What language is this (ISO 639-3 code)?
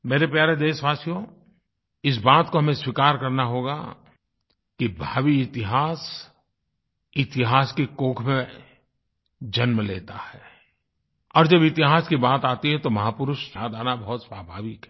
hin